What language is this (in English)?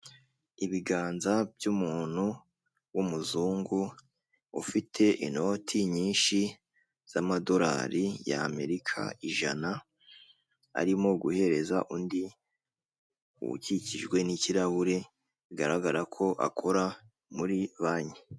Kinyarwanda